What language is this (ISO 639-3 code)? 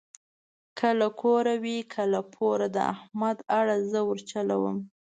pus